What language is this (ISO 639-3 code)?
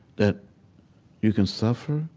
eng